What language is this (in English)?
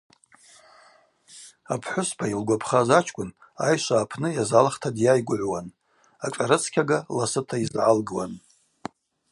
Abaza